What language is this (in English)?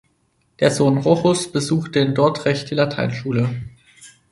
German